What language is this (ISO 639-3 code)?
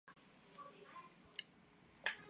zho